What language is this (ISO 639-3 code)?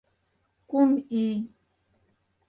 chm